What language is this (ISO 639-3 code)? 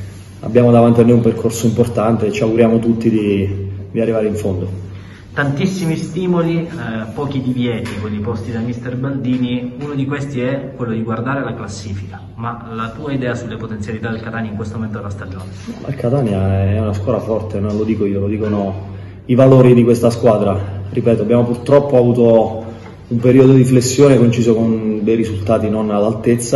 ita